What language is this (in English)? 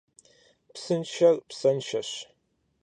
Kabardian